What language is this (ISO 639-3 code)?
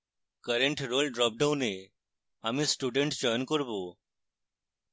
ben